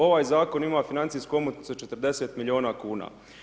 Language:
Croatian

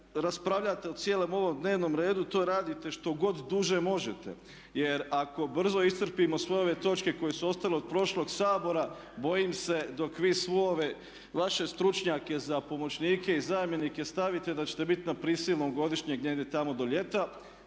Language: Croatian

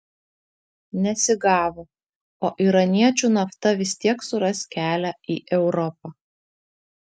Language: Lithuanian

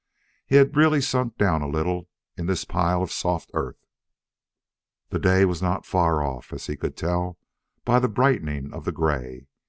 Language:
English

